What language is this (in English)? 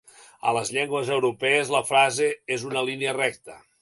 Catalan